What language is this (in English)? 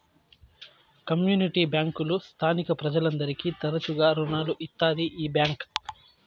Telugu